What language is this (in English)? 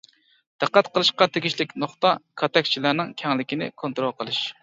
Uyghur